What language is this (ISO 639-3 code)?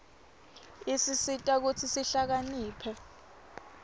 ssw